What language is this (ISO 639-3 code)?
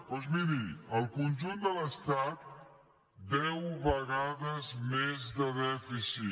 cat